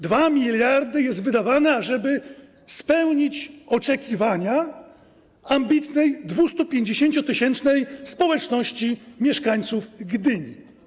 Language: Polish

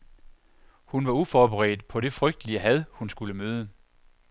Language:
Danish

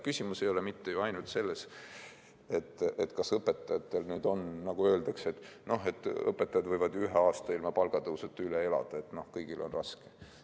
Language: Estonian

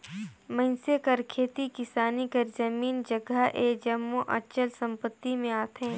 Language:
Chhattisgarhi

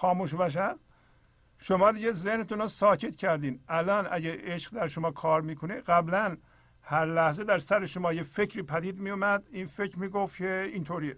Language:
Persian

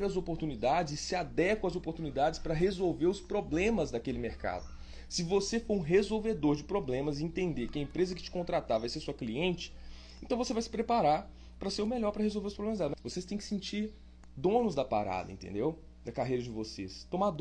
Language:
Portuguese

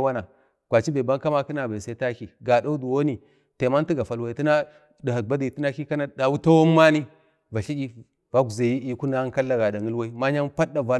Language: Bade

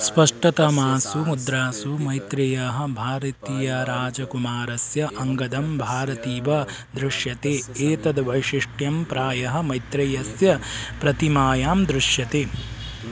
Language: Sanskrit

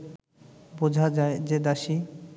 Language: Bangla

